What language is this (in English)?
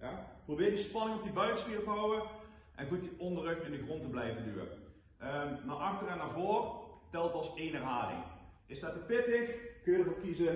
Dutch